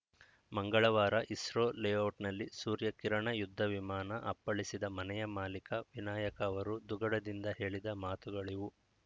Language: Kannada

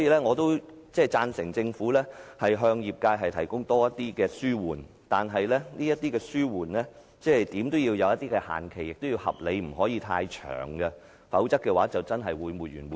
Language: Cantonese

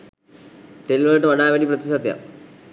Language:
Sinhala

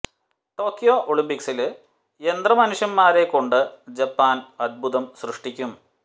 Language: Malayalam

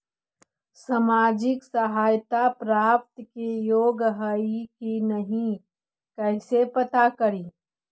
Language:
Magahi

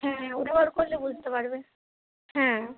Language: Bangla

